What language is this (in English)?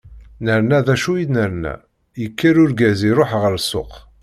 Kabyle